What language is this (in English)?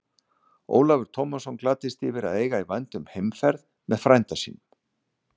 Icelandic